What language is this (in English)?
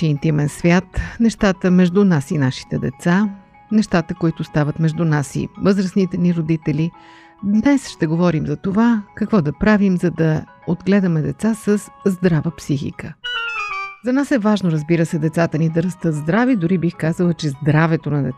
Bulgarian